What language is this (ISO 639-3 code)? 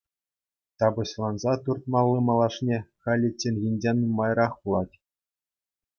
chv